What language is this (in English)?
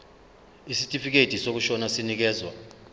Zulu